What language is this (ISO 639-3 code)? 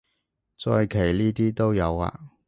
yue